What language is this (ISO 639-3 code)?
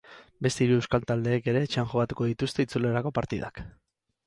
eus